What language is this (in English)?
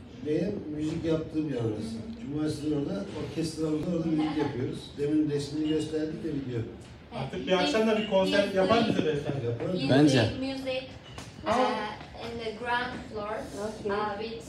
Turkish